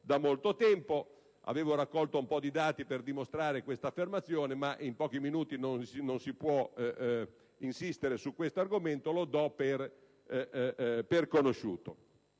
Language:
Italian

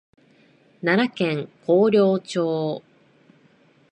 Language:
Japanese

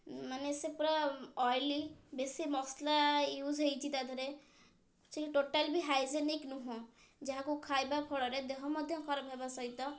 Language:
Odia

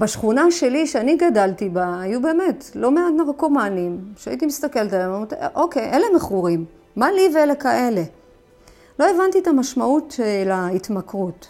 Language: Hebrew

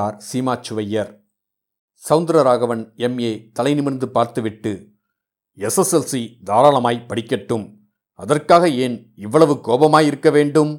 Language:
Tamil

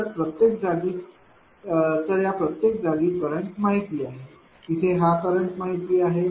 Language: Marathi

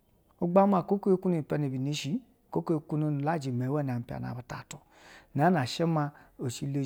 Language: Basa (Nigeria)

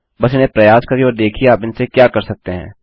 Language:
Hindi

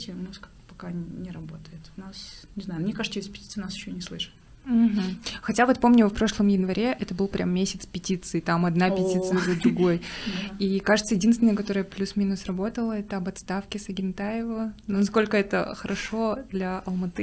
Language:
Russian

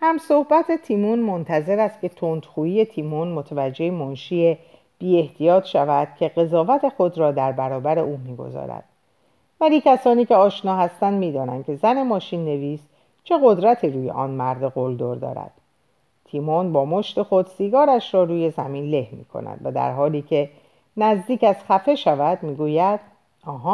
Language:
Persian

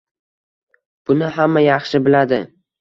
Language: Uzbek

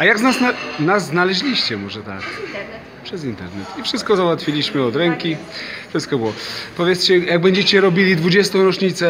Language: Polish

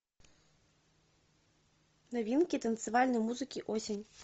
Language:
Russian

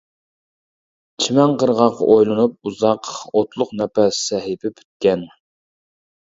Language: Uyghur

